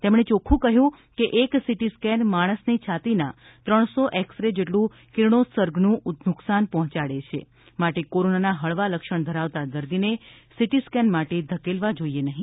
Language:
Gujarati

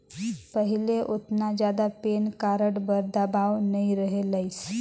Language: Chhattisgarhi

